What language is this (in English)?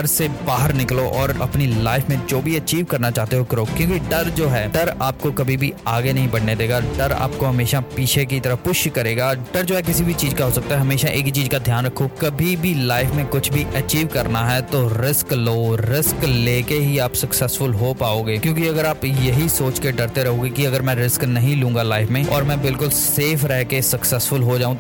Hindi